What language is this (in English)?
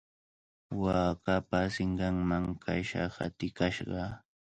Cajatambo North Lima Quechua